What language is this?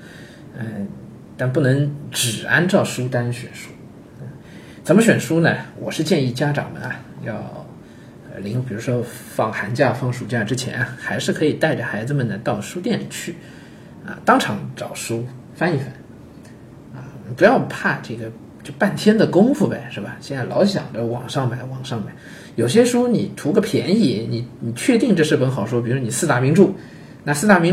Chinese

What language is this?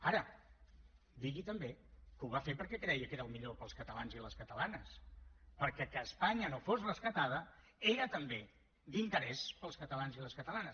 Catalan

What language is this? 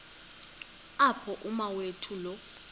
Xhosa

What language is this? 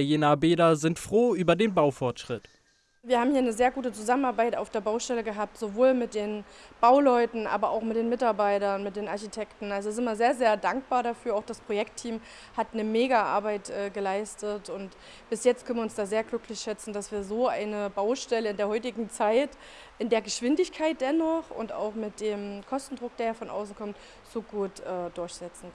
German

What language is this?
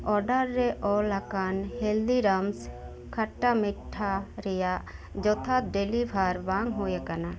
Santali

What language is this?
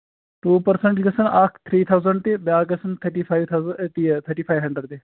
Kashmiri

